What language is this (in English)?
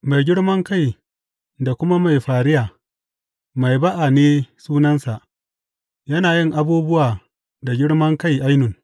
Hausa